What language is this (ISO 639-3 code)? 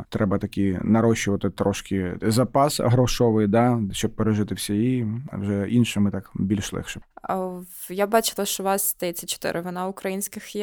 ukr